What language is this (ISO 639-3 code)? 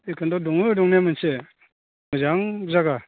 brx